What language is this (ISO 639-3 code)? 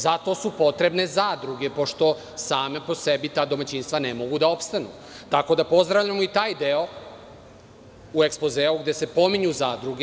srp